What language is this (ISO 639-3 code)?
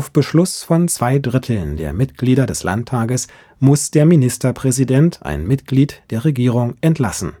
deu